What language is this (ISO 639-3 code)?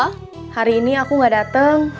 ind